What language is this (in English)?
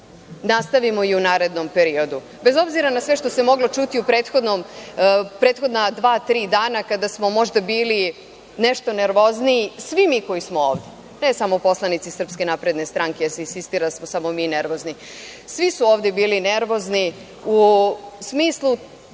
Serbian